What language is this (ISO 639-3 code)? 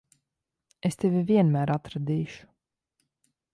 lav